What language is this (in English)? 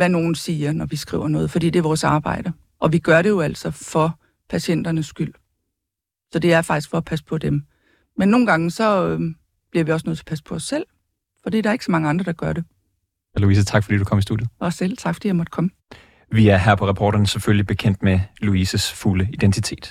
Danish